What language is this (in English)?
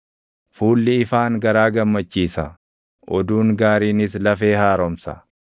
Oromo